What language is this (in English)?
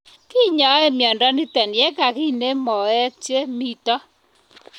Kalenjin